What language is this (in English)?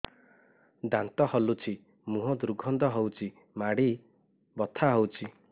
Odia